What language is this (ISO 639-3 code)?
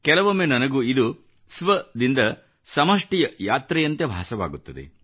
kan